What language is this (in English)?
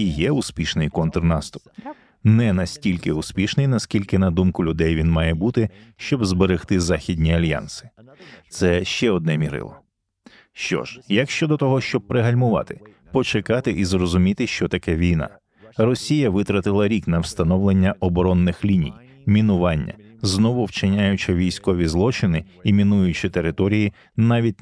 Ukrainian